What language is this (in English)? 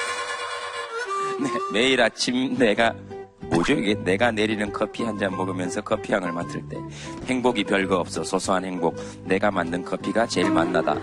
Korean